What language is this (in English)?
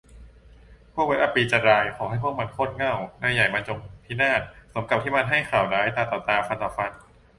Thai